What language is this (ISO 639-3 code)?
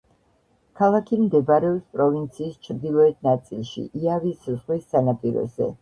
kat